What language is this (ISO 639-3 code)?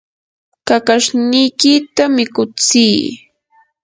qur